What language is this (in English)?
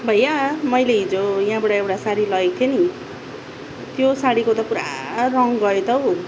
Nepali